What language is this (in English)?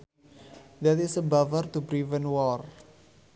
Sundanese